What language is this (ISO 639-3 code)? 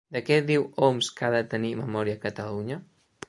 cat